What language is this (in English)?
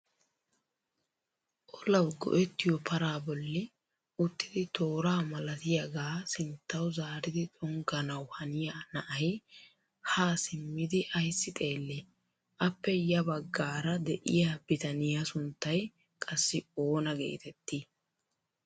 Wolaytta